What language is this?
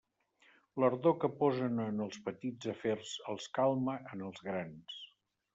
Catalan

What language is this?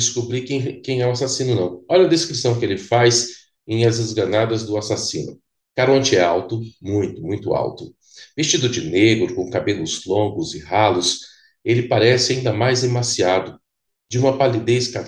Portuguese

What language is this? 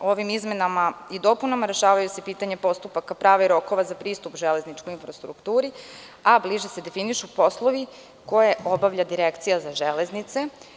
Serbian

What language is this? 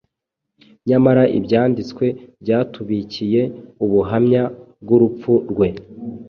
Kinyarwanda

